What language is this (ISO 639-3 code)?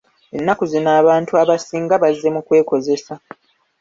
lug